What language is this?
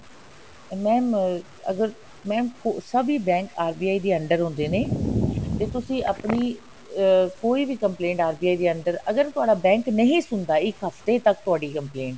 Punjabi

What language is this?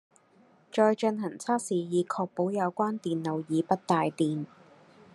Cantonese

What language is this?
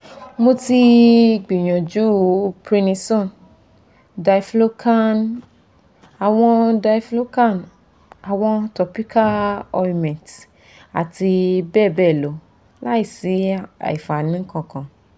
Yoruba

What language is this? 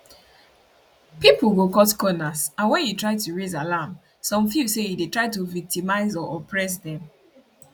Nigerian Pidgin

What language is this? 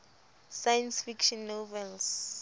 Southern Sotho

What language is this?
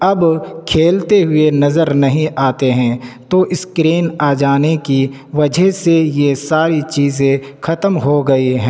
Urdu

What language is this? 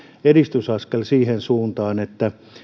Finnish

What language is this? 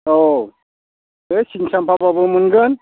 Bodo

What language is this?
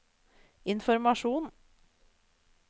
Norwegian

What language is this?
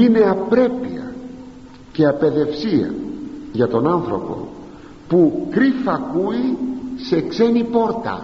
Greek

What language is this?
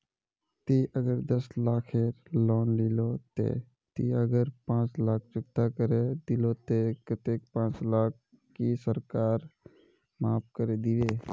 Magahi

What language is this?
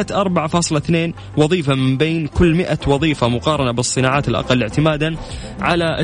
Arabic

